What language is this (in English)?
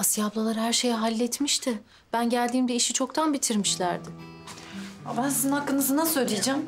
Turkish